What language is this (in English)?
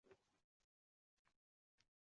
Uzbek